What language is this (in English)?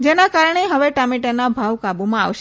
Gujarati